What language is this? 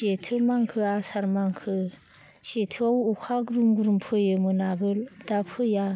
Bodo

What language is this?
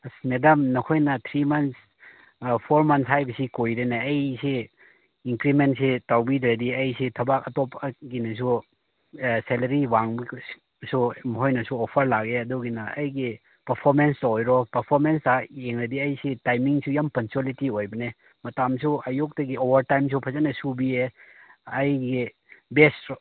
Manipuri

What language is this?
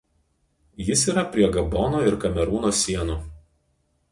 Lithuanian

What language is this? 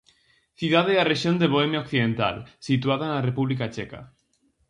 Galician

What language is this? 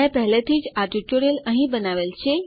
Gujarati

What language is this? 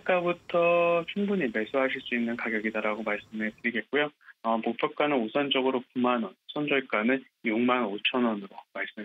Korean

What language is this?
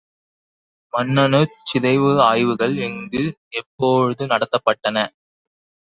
Tamil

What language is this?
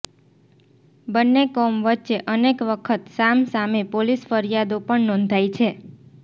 Gujarati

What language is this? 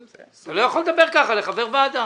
Hebrew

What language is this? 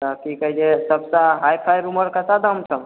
Maithili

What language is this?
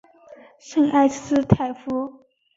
Chinese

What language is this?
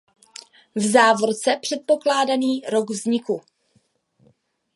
Czech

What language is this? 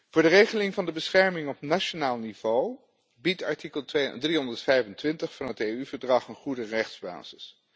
Dutch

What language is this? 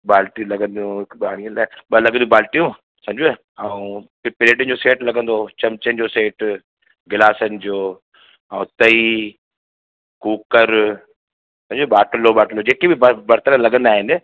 Sindhi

